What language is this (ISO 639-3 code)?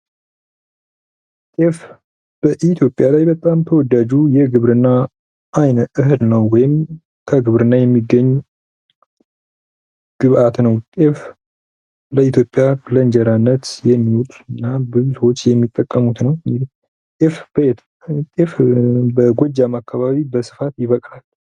amh